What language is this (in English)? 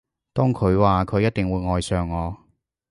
Cantonese